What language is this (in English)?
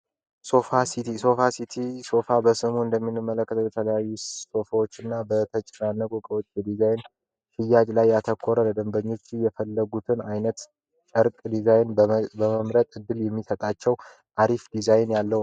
Amharic